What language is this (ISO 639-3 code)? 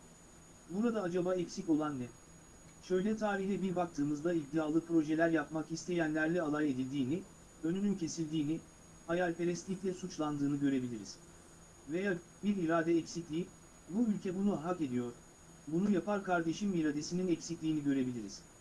tur